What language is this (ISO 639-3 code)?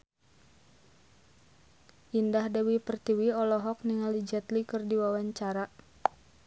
sun